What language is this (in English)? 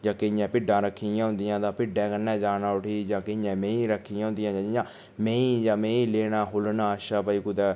Dogri